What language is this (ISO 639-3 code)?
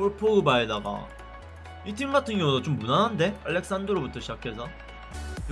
kor